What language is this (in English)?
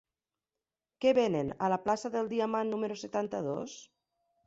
Catalan